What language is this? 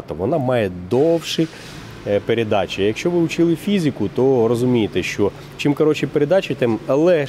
Ukrainian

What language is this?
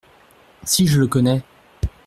French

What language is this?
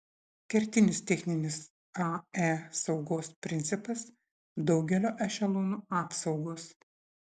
Lithuanian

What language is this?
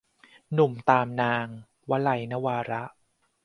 Thai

